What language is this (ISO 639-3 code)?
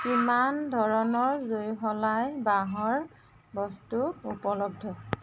asm